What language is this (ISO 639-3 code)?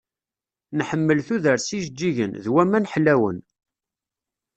kab